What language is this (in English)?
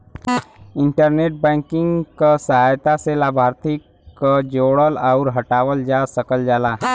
Bhojpuri